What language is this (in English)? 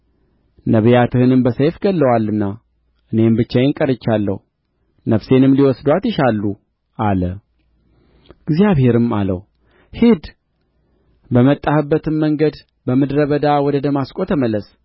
Amharic